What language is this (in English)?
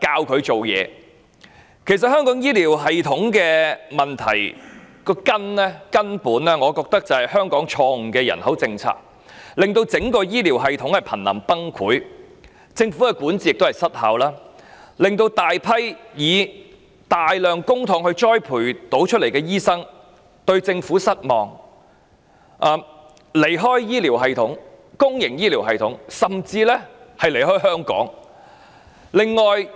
Cantonese